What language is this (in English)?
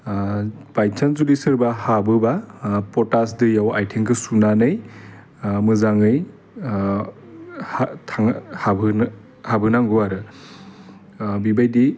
Bodo